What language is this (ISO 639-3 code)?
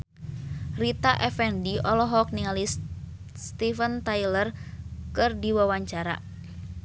sun